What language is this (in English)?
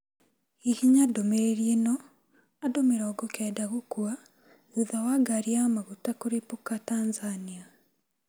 Kikuyu